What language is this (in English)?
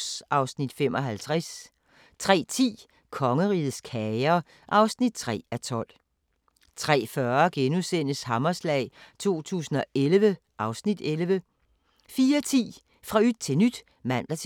Danish